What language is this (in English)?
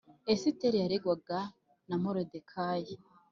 Kinyarwanda